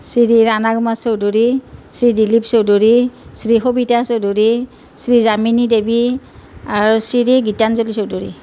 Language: Assamese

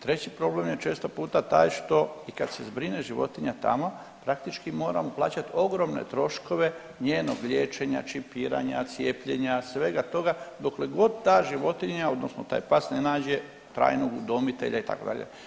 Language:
Croatian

